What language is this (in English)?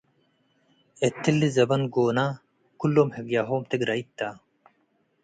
Tigre